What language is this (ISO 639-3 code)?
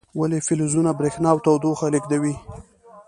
pus